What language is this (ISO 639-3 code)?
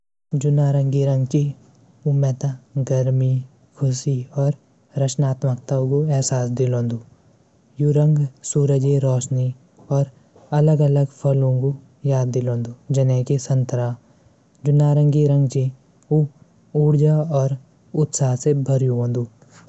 gbm